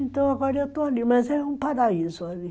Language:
Portuguese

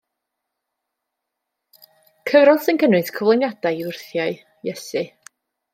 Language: Welsh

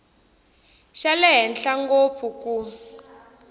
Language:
Tsonga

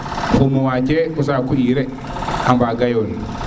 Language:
Serer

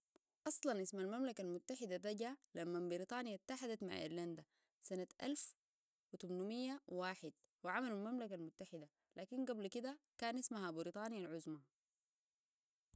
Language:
Sudanese Arabic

